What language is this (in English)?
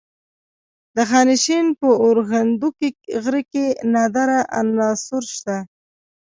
Pashto